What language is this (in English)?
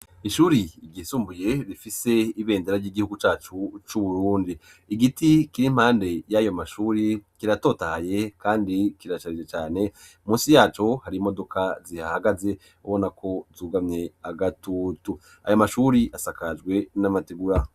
Rundi